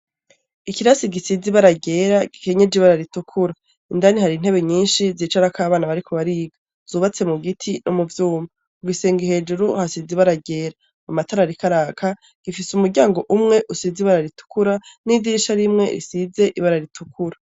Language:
Rundi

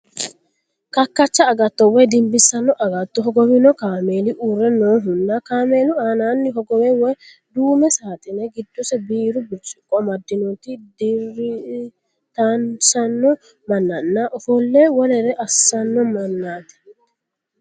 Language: Sidamo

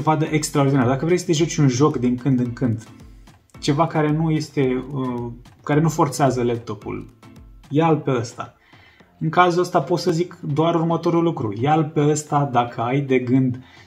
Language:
Romanian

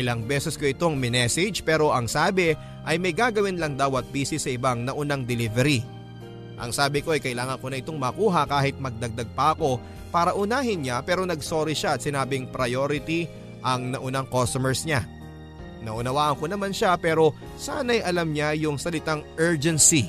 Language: Filipino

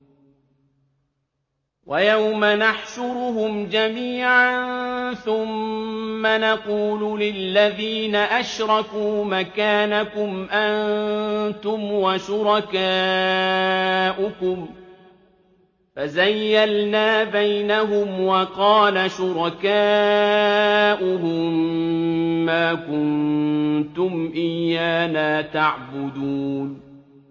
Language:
Arabic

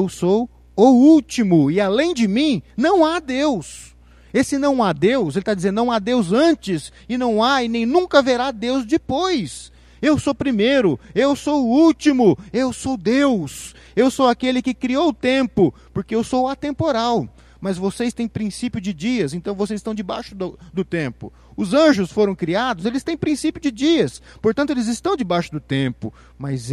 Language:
Portuguese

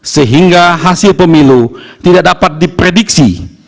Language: Indonesian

